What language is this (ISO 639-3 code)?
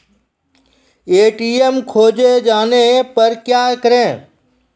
mai